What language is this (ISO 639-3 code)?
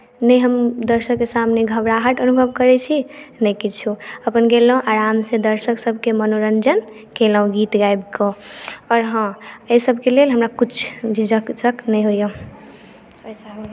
mai